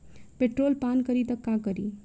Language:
Bhojpuri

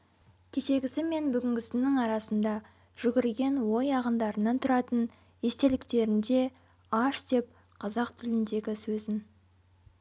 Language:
Kazakh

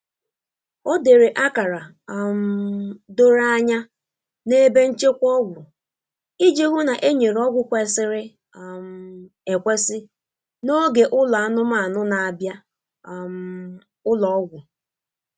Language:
Igbo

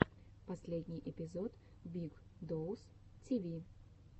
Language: Russian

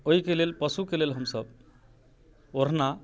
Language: Maithili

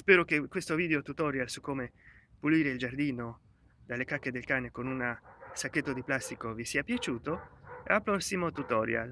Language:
Italian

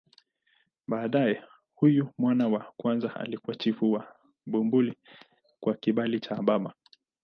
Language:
Swahili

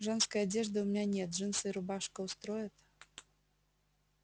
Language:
Russian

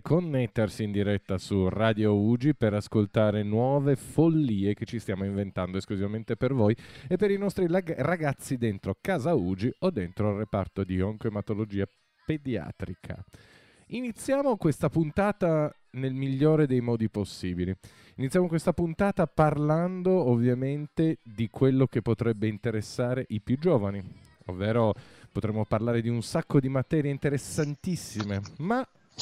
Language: Italian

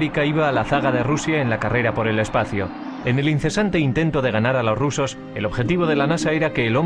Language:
Spanish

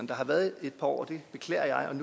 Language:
Danish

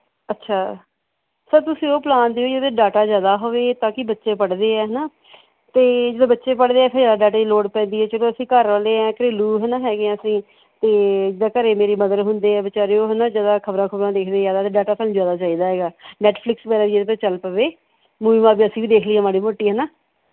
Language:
Punjabi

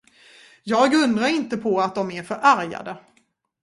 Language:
Swedish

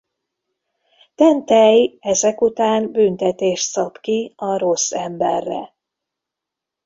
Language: Hungarian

